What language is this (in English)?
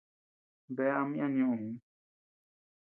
Tepeuxila Cuicatec